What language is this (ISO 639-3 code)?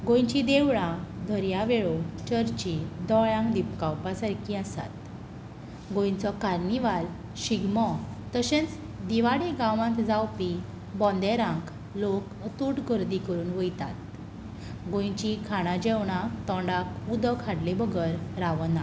kok